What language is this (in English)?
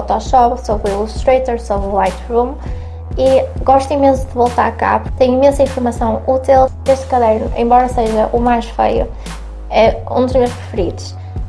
Portuguese